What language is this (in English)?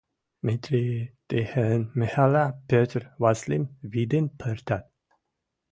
Western Mari